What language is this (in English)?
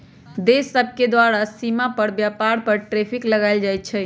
Magahi